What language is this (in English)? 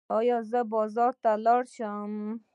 Pashto